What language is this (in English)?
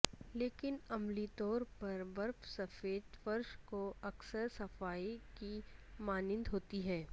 Urdu